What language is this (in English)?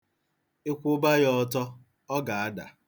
Igbo